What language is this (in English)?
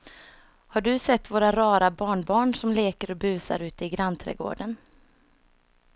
Swedish